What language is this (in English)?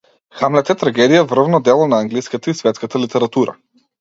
Macedonian